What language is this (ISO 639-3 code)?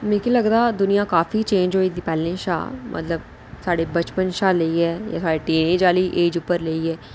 doi